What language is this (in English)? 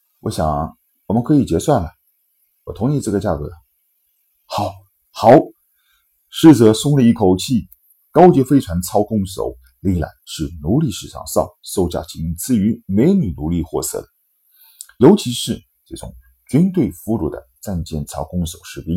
Chinese